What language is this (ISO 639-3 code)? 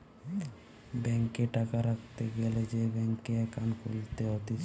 ben